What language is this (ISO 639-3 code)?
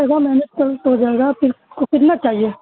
urd